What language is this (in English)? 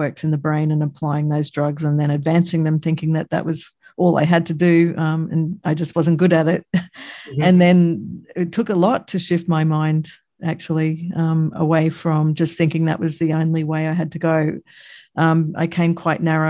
English